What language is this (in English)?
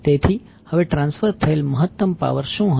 Gujarati